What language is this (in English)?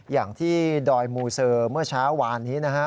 Thai